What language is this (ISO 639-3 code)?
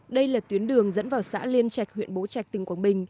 vie